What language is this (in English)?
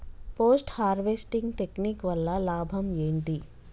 Telugu